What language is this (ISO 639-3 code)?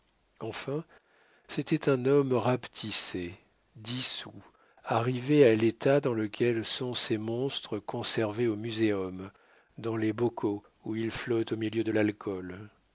fra